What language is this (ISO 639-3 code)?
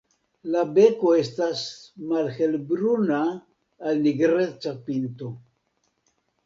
epo